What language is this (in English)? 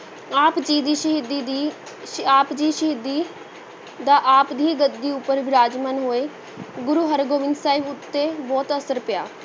Punjabi